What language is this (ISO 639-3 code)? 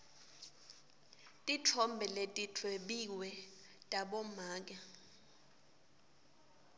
ssw